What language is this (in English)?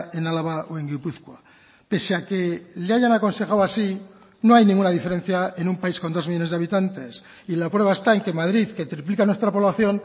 Spanish